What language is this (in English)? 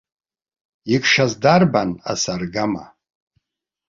Abkhazian